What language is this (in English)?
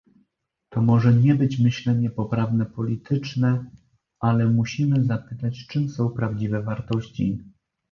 Polish